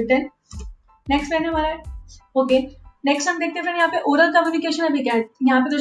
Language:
Hindi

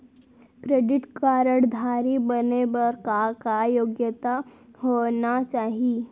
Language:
Chhattisgarhi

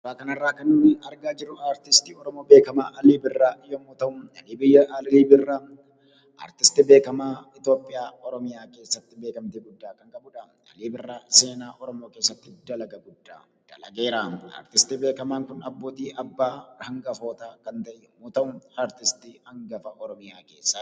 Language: Oromo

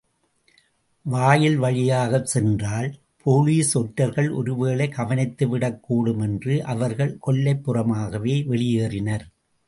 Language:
Tamil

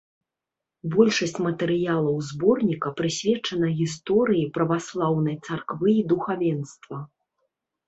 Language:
Belarusian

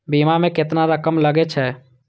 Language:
Maithili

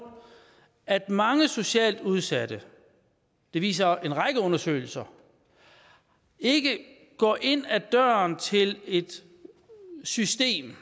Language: Danish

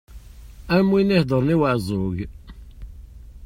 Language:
Kabyle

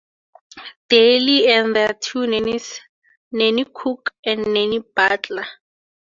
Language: English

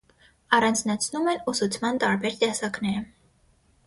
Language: Armenian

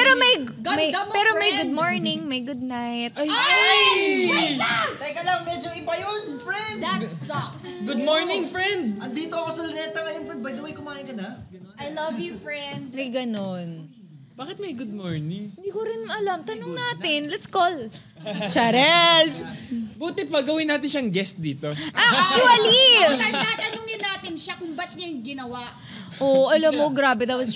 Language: Filipino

